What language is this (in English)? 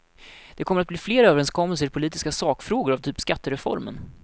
Swedish